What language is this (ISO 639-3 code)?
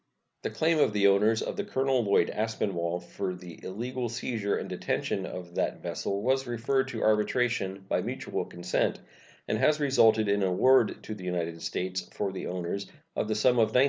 eng